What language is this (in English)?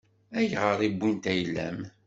Kabyle